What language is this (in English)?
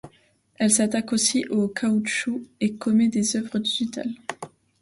French